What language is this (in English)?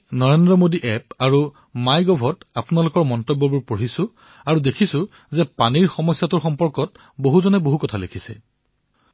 Assamese